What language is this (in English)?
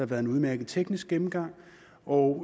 Danish